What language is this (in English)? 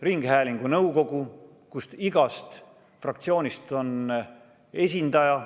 Estonian